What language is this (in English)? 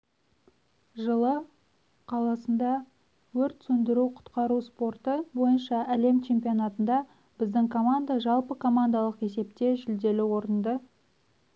Kazakh